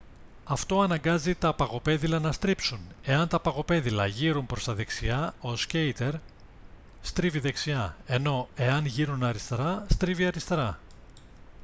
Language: Greek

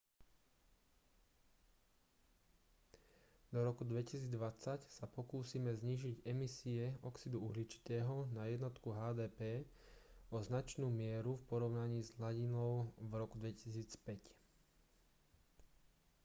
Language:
Slovak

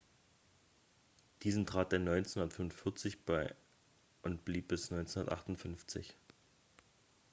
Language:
German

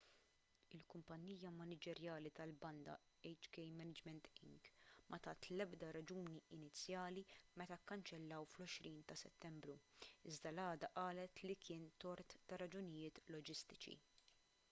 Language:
Maltese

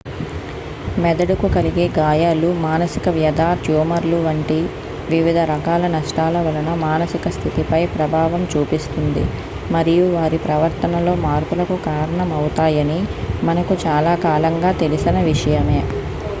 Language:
Telugu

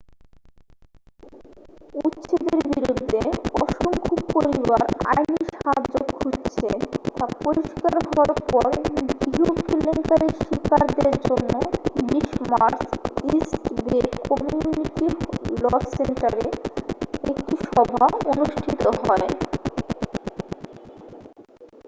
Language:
Bangla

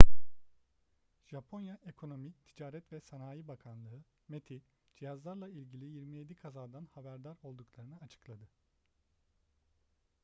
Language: Turkish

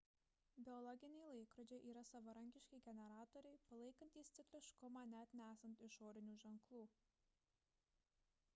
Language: Lithuanian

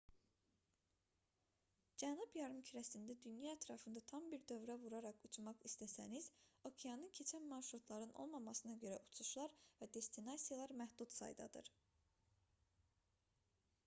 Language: Azerbaijani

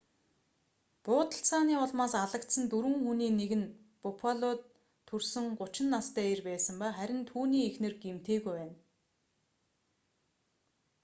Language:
Mongolian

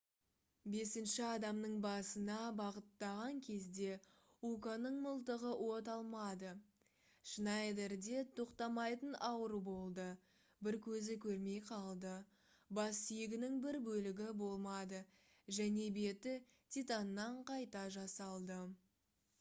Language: Kazakh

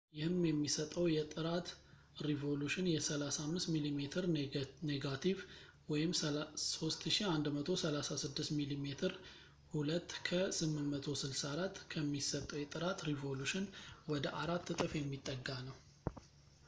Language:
Amharic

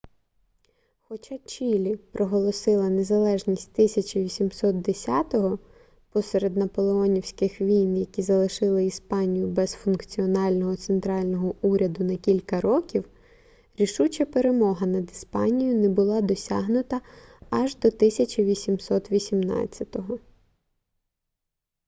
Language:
Ukrainian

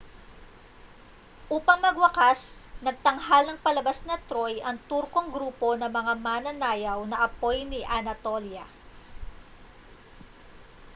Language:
Filipino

